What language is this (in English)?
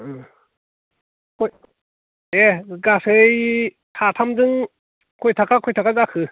Bodo